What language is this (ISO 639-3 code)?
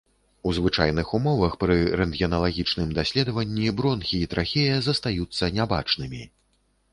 bel